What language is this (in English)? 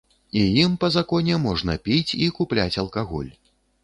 Belarusian